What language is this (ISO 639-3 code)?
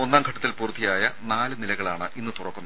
mal